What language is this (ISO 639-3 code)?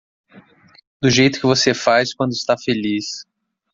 por